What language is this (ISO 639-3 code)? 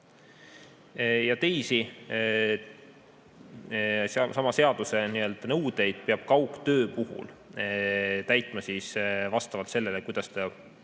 est